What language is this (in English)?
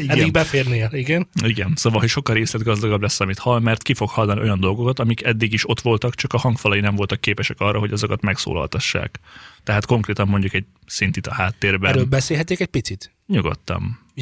Hungarian